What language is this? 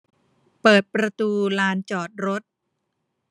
Thai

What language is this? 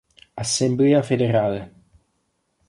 Italian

